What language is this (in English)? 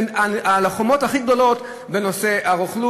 Hebrew